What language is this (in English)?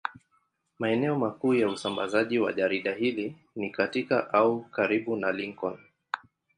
Swahili